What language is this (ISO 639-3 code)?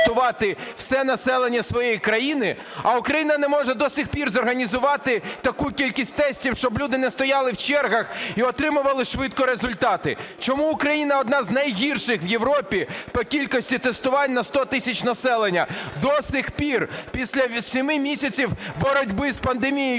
ukr